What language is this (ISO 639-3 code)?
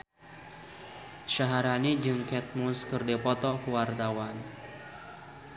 sun